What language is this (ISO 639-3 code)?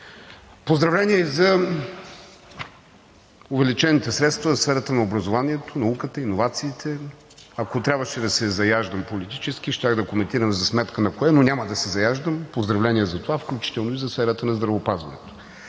bul